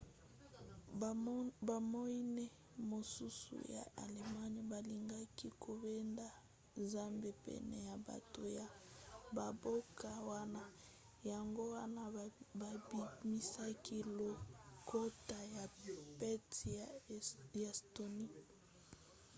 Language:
Lingala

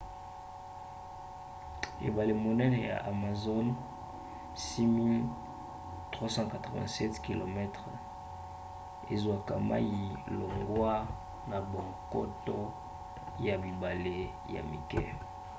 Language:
Lingala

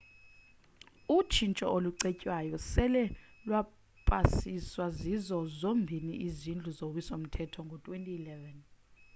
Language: Xhosa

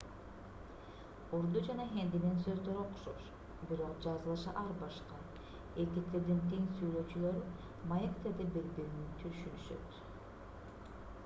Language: Kyrgyz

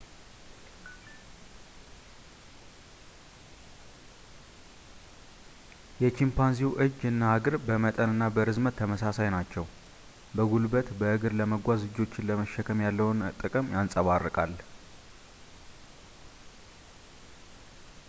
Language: Amharic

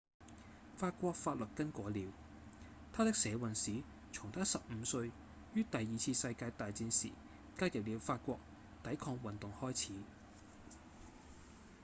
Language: Cantonese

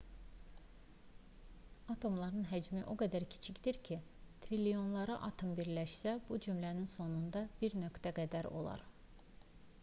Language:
Azerbaijani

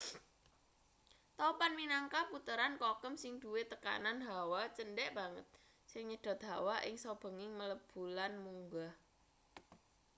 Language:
Javanese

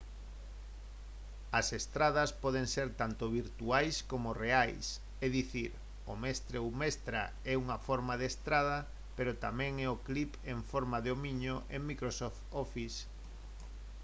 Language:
Galician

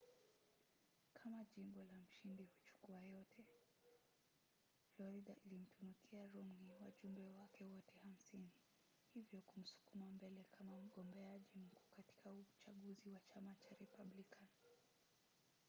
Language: Swahili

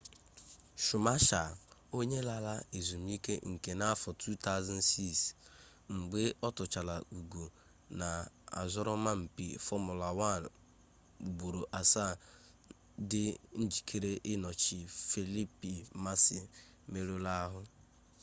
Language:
Igbo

